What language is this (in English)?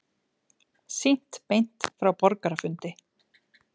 Icelandic